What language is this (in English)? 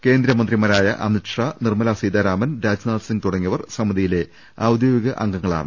Malayalam